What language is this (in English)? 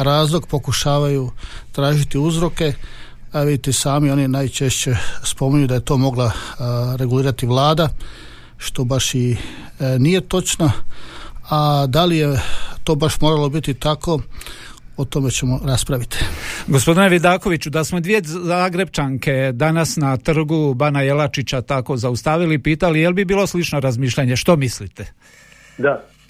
Croatian